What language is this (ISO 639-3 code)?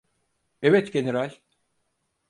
tur